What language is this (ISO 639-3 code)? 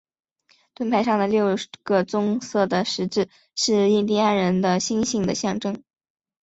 zho